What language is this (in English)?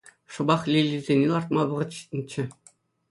Chuvash